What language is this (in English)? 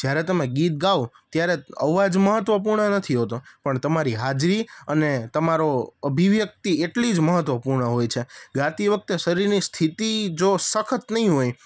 Gujarati